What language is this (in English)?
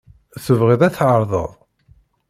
Kabyle